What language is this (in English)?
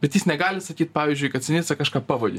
Lithuanian